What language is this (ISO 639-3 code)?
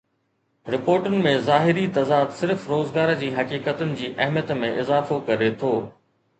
snd